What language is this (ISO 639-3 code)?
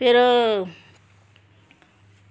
doi